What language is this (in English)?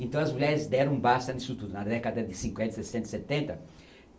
Portuguese